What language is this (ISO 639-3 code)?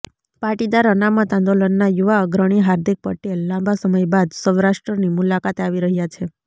guj